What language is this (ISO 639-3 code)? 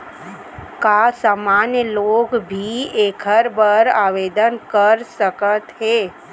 hne